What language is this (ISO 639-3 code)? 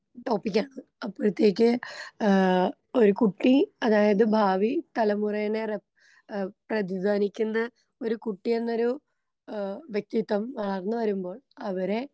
mal